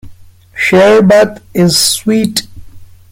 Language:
English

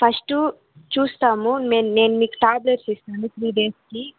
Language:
Telugu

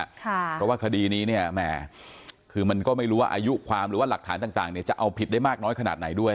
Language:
Thai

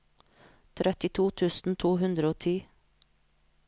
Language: Norwegian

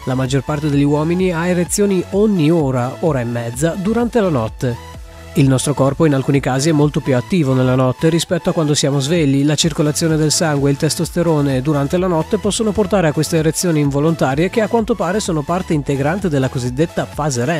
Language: Italian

